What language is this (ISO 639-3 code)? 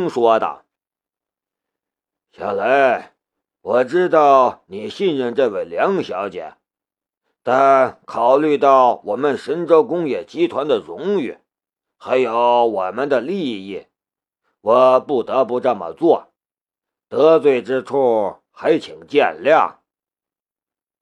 zho